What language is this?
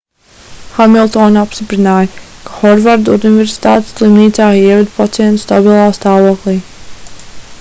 Latvian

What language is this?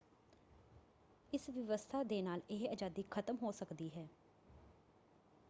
Punjabi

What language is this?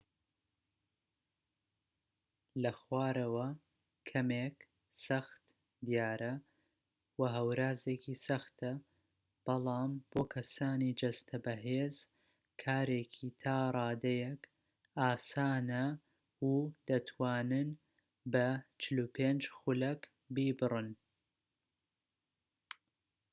Central Kurdish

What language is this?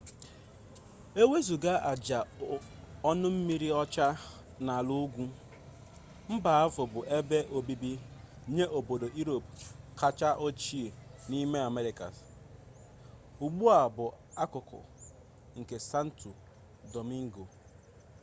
Igbo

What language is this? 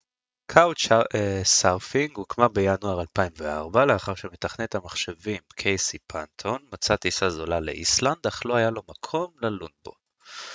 Hebrew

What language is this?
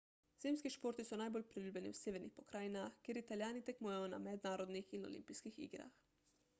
Slovenian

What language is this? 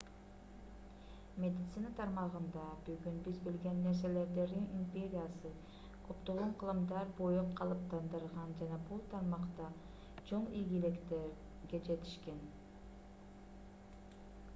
Kyrgyz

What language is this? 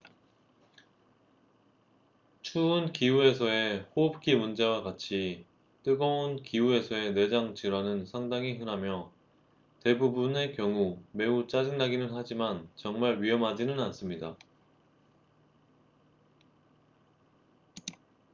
Korean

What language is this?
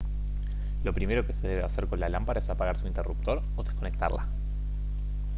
Spanish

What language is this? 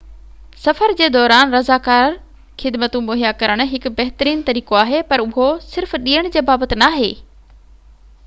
Sindhi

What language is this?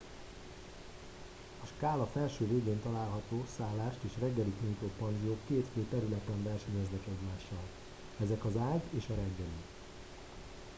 Hungarian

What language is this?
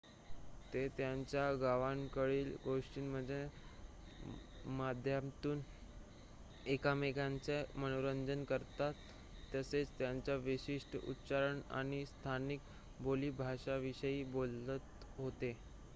Marathi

